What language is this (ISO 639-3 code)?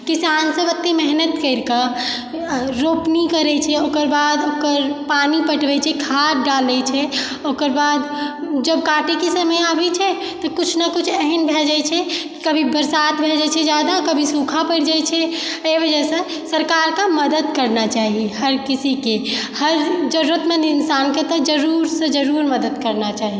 mai